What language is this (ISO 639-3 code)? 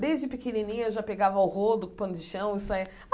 por